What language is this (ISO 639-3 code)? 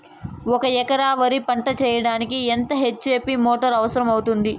tel